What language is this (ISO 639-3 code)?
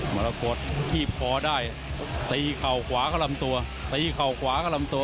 tha